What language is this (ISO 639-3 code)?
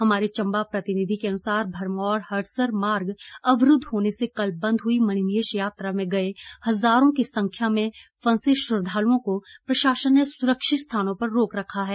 hin